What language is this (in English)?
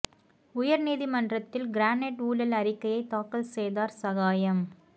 Tamil